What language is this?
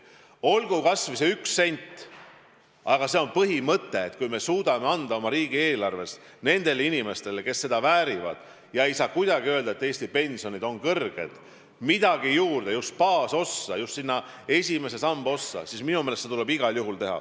Estonian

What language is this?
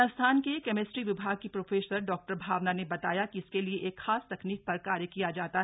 Hindi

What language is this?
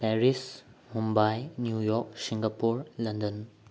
Manipuri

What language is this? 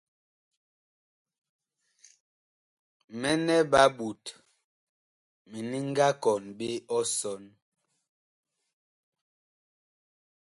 Bakoko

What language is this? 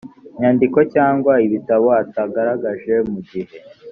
Kinyarwanda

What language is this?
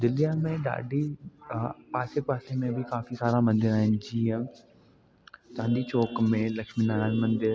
Sindhi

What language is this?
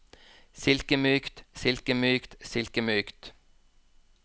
Norwegian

